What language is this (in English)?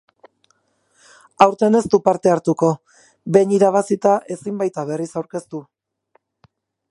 Basque